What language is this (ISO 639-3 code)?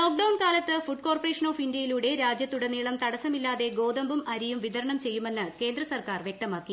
mal